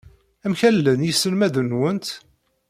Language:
Kabyle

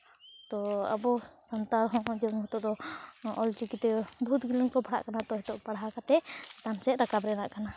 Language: Santali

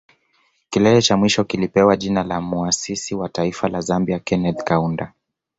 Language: Swahili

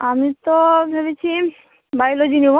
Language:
Bangla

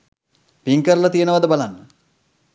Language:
Sinhala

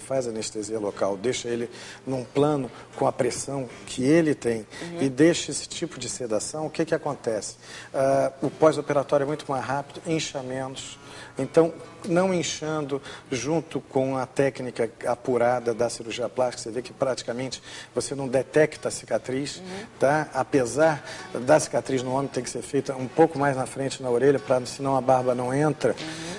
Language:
Portuguese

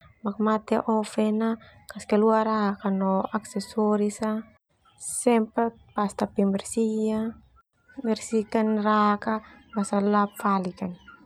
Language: Termanu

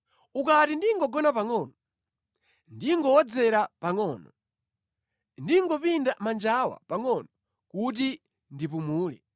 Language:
Nyanja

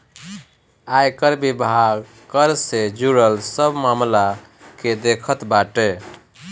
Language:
Bhojpuri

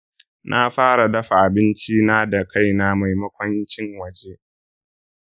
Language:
Hausa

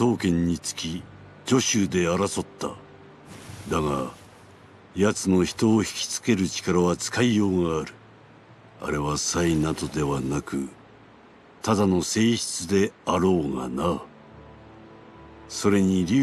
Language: Japanese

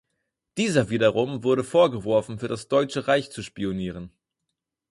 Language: German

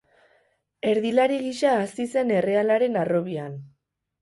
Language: Basque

